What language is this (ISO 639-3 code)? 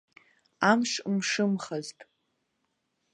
abk